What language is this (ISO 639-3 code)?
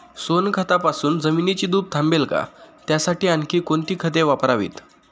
mar